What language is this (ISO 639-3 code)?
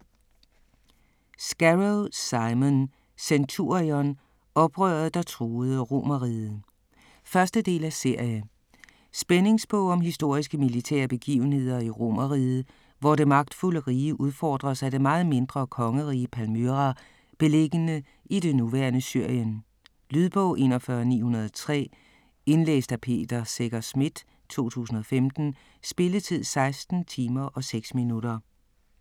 dan